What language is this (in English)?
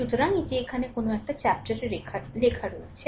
Bangla